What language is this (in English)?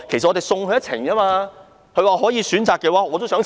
Cantonese